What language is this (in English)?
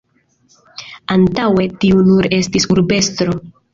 Esperanto